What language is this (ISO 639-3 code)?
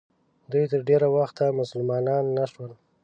pus